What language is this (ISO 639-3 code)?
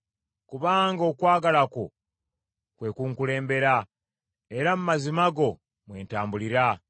lug